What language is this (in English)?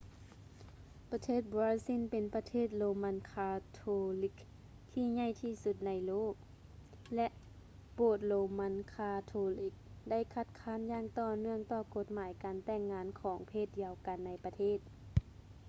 Lao